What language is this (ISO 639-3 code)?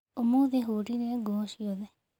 kik